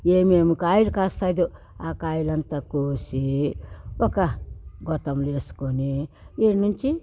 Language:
Telugu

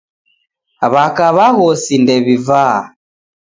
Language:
Taita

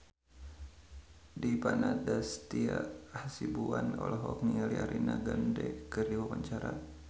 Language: Sundanese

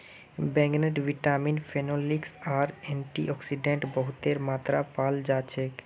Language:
Magahi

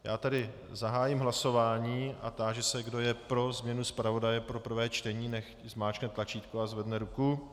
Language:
Czech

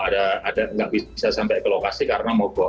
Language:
Indonesian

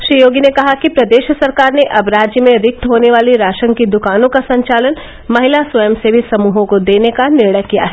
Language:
Hindi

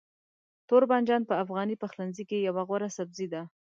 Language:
Pashto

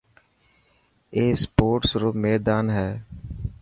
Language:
Dhatki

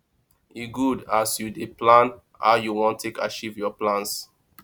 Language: Nigerian Pidgin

